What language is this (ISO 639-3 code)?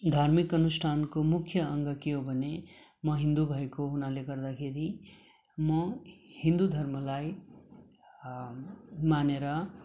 nep